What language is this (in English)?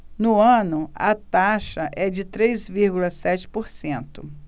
Portuguese